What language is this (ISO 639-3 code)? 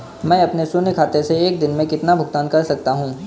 hin